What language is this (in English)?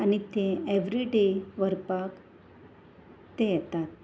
Konkani